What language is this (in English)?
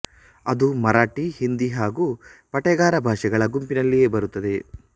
Kannada